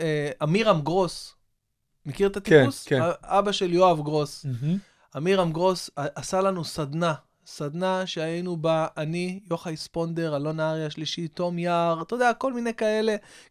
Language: Hebrew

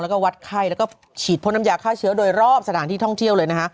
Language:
Thai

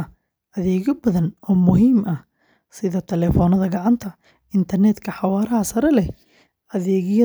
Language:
Somali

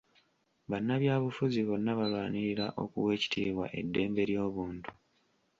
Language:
Ganda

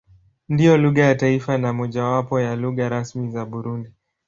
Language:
Swahili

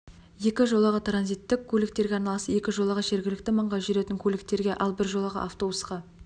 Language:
Kazakh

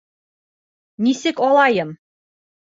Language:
Bashkir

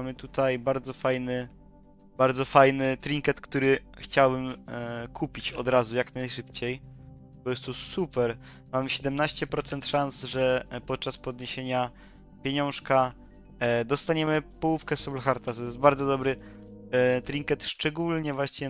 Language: Polish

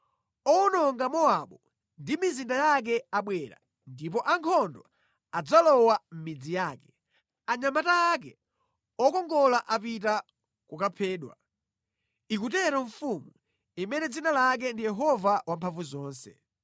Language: Nyanja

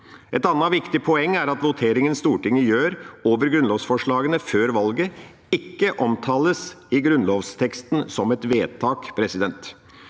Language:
Norwegian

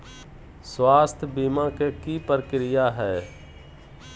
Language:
Magahi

